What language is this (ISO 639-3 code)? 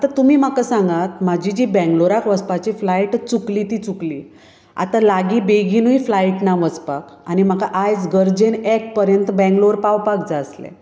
kok